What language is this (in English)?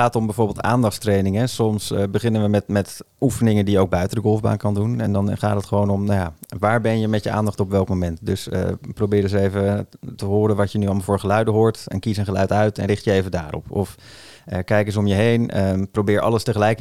Dutch